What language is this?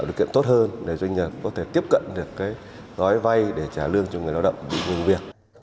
Vietnamese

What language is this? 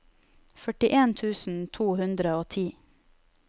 Norwegian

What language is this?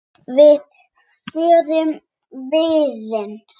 Icelandic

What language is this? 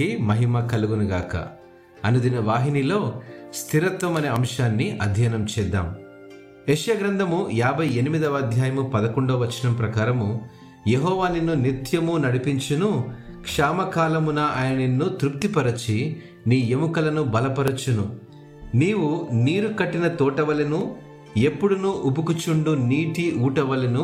Telugu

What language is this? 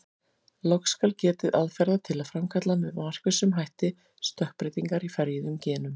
Icelandic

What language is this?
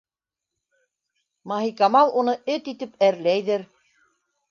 Bashkir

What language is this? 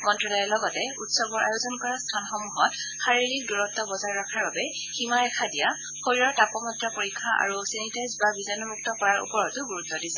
Assamese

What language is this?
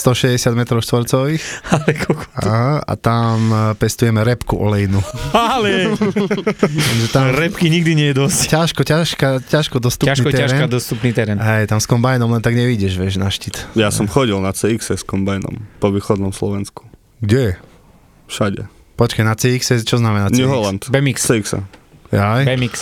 Slovak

